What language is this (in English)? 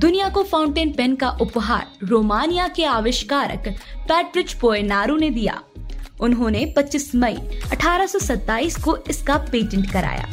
Hindi